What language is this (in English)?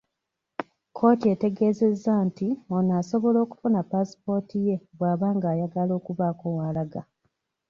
Ganda